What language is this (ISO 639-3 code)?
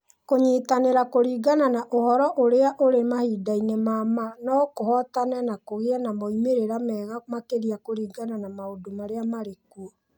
kik